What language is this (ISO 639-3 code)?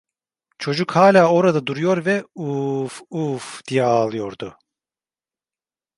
tur